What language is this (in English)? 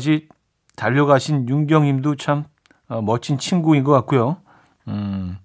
Korean